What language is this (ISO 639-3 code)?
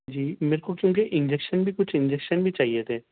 urd